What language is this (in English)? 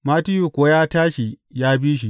Hausa